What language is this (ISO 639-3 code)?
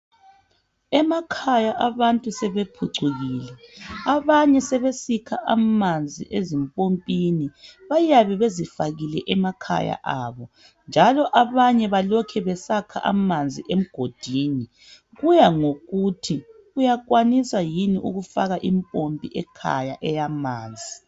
nde